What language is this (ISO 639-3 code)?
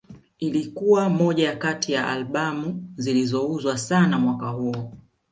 swa